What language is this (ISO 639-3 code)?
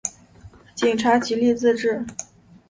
zho